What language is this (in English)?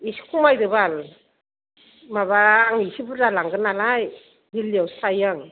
Bodo